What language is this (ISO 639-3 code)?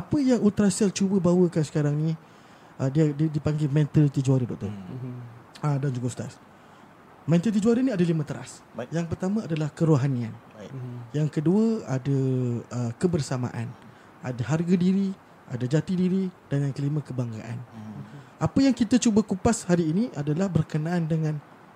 msa